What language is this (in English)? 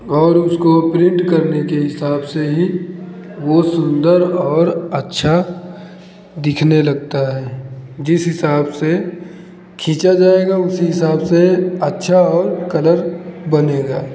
Hindi